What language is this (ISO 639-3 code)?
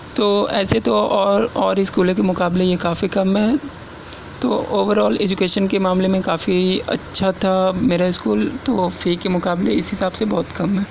urd